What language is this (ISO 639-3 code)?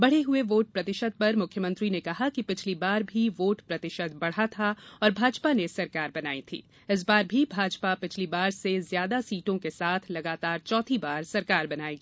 hin